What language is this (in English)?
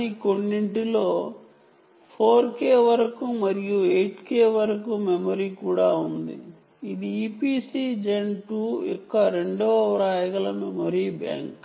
Telugu